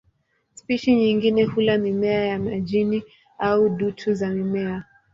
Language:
Swahili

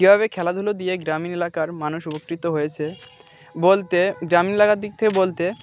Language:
Bangla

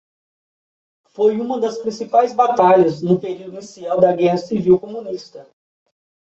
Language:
Portuguese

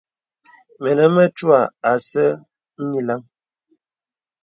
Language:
Bebele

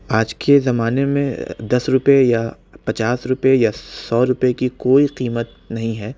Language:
Urdu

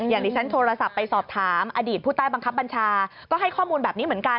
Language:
Thai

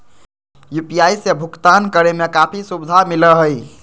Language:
Magahi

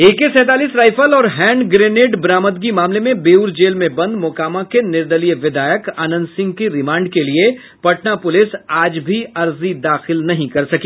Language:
Hindi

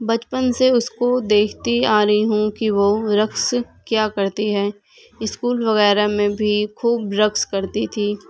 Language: Urdu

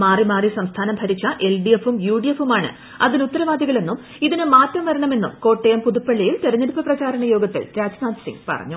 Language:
Malayalam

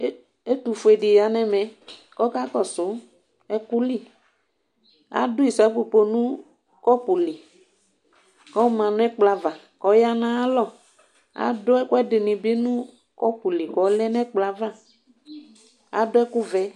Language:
Ikposo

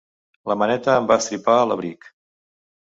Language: Catalan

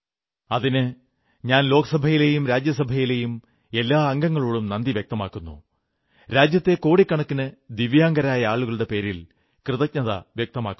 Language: Malayalam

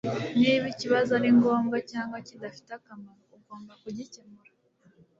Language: Kinyarwanda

